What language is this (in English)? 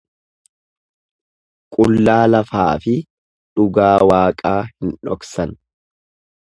Oromo